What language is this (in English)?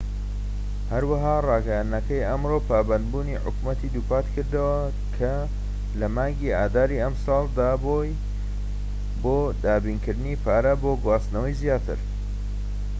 Central Kurdish